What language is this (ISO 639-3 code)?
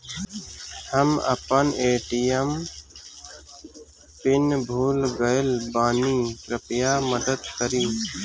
bho